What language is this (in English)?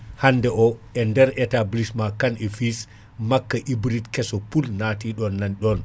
Fula